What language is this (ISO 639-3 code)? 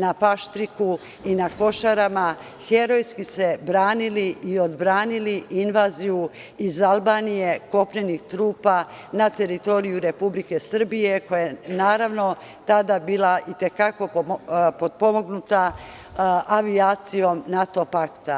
srp